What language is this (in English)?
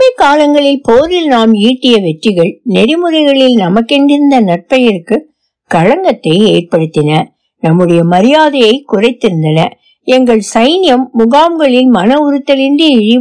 Tamil